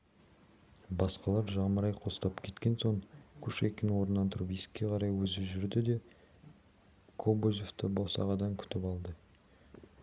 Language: Kazakh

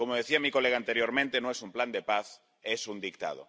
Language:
Spanish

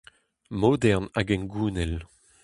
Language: Breton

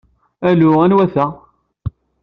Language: Kabyle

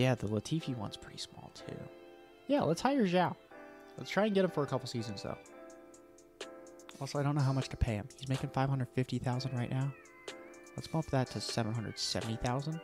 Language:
English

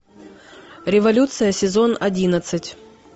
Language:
Russian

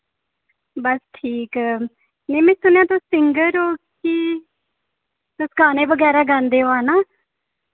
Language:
Dogri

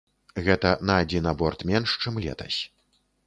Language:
Belarusian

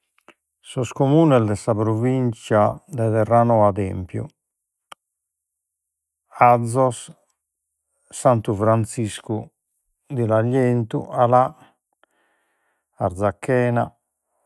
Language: Sardinian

